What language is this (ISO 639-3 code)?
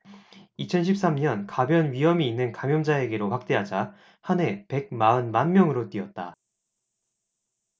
kor